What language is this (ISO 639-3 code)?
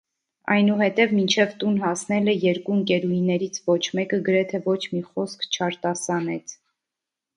hye